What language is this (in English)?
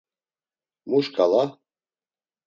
Laz